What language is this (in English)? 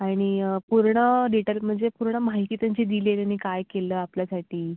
Marathi